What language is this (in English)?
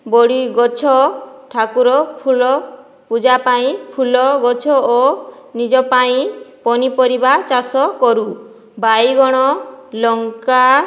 Odia